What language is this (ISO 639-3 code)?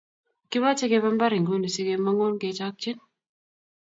kln